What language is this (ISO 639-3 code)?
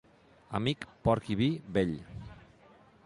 cat